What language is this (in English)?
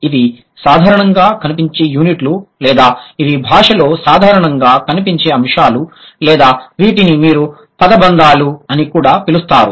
Telugu